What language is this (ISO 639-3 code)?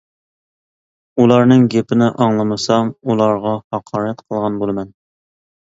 uig